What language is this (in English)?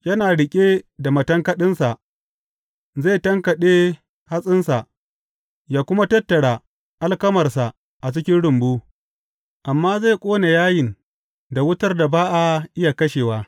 Hausa